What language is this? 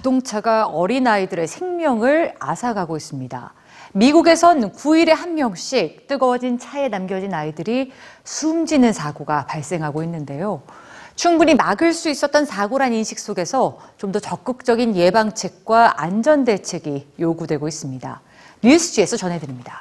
Korean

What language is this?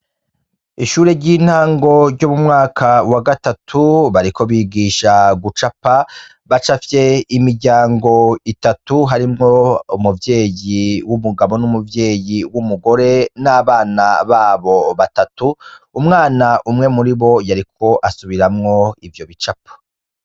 Rundi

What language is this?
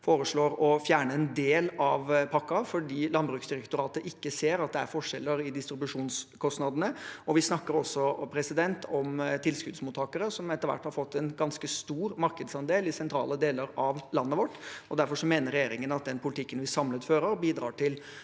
Norwegian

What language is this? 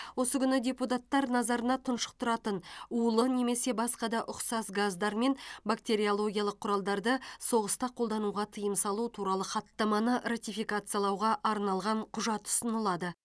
Kazakh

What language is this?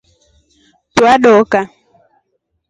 Rombo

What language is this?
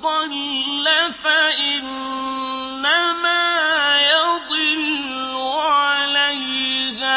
Arabic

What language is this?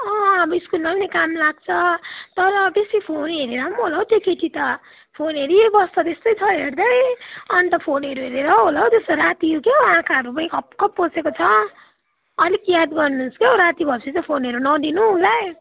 Nepali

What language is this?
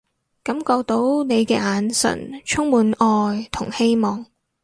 Cantonese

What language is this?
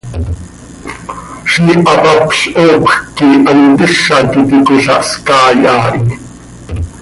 Seri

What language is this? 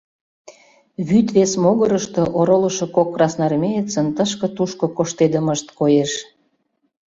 Mari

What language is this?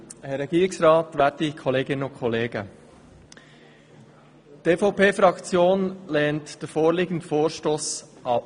Swiss German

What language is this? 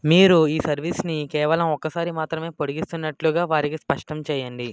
Telugu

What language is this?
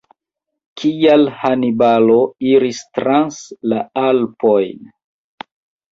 Esperanto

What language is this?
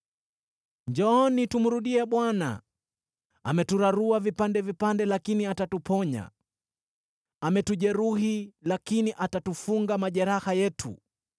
Swahili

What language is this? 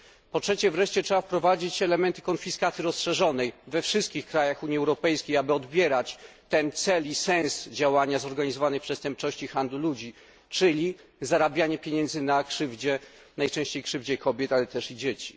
Polish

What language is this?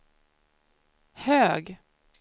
Swedish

